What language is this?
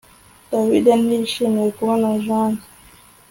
Kinyarwanda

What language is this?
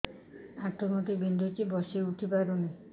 Odia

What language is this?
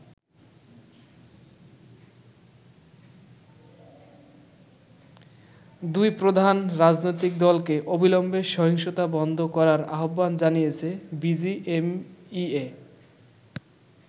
Bangla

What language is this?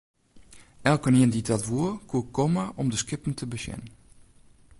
Western Frisian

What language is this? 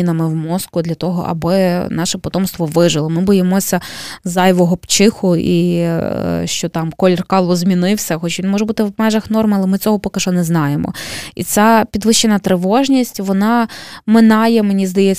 Ukrainian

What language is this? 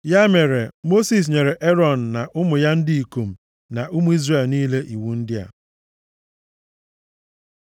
Igbo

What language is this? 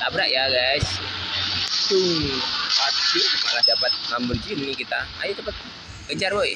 Indonesian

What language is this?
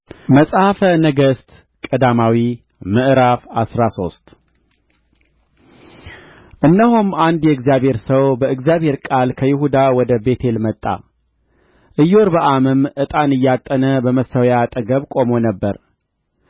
Amharic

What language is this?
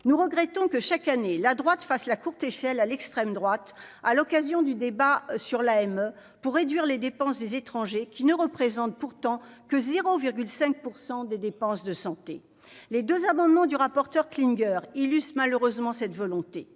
French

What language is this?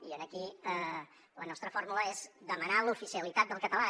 Catalan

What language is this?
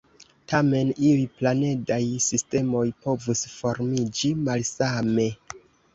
Esperanto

